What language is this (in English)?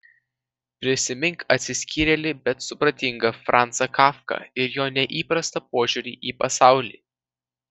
Lithuanian